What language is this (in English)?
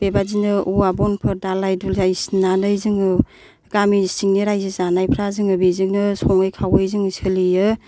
Bodo